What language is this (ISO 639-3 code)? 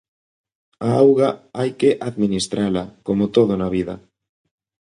glg